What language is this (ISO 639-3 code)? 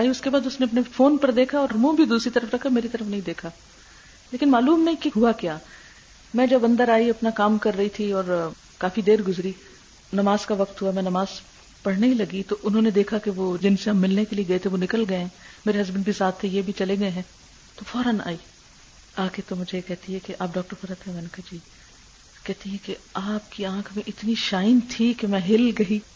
urd